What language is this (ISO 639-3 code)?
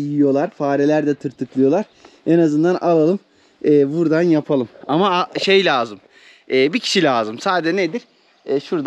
tur